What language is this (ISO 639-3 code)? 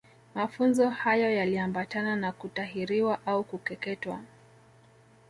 swa